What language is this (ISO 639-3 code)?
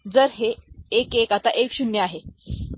mar